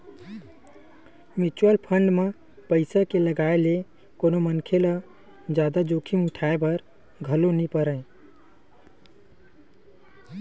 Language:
Chhattisgarhi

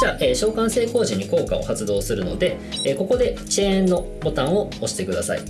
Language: Japanese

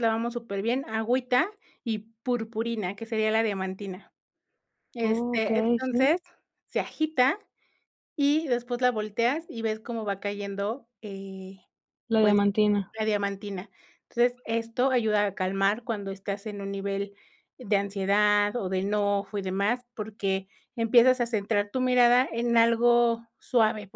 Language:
Spanish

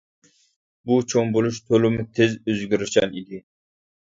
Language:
Uyghur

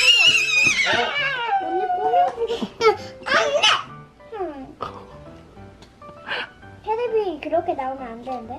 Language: Korean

